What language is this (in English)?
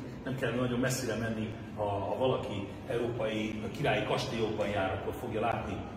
Hungarian